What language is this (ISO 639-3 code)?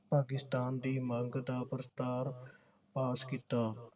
pan